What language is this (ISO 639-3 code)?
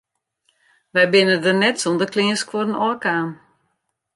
fry